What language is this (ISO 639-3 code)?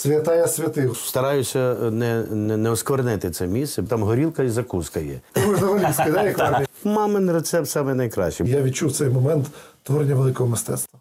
ukr